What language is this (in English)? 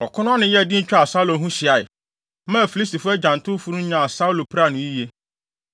Akan